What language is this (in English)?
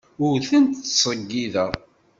Kabyle